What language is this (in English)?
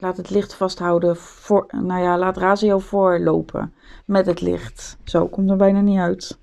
Dutch